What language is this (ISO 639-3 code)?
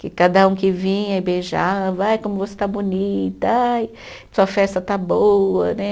por